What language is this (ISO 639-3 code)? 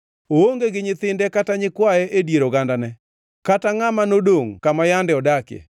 luo